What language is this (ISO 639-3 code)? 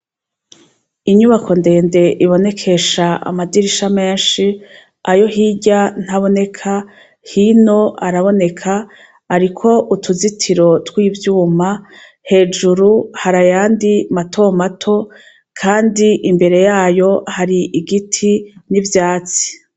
run